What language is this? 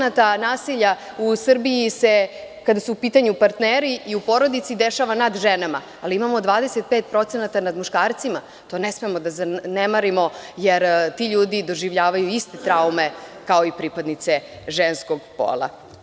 Serbian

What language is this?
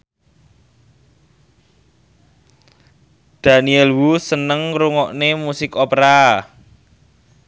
Javanese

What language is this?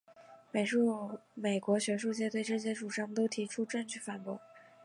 Chinese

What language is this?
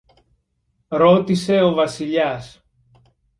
Greek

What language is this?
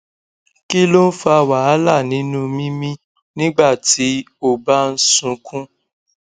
Yoruba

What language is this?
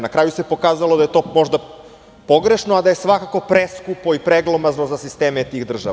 Serbian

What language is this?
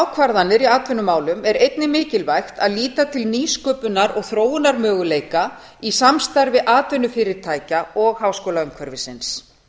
Icelandic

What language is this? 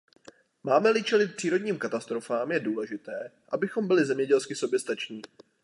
Czech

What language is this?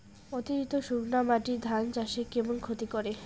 Bangla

